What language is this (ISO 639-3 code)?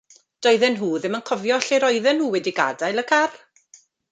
cym